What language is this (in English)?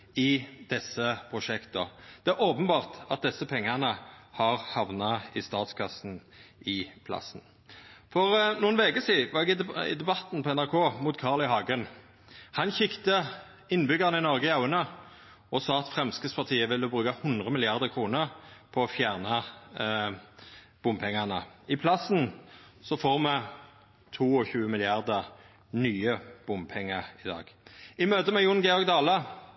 Norwegian Nynorsk